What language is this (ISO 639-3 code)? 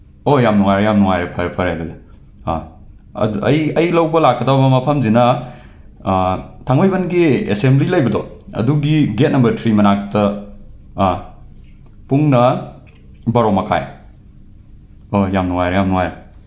mni